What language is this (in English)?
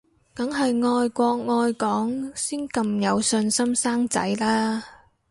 Cantonese